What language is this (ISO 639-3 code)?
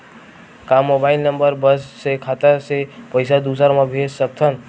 hne